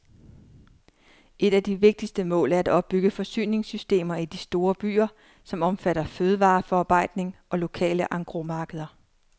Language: Danish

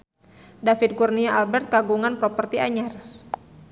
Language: Sundanese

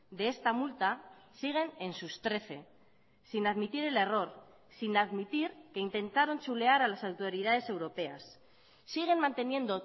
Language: Spanish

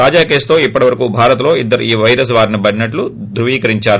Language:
Telugu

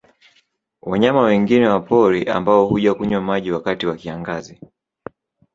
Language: Swahili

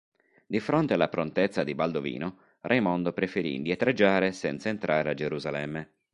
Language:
Italian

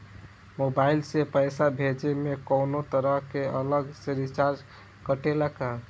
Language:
Bhojpuri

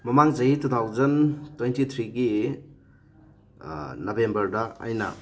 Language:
Manipuri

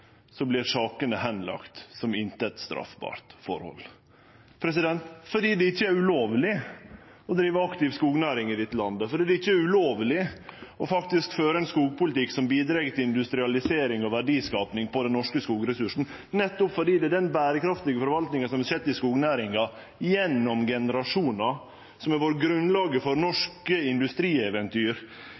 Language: Norwegian Nynorsk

